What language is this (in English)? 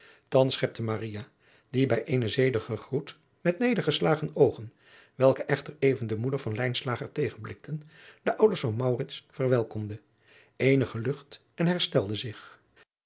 Dutch